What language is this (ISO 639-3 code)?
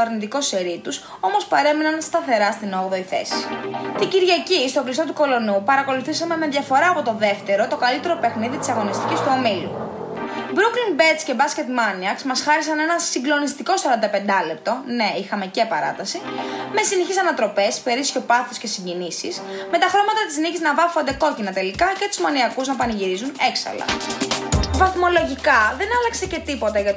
ell